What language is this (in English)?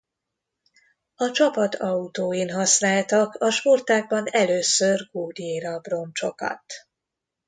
Hungarian